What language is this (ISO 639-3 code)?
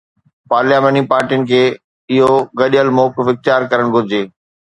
snd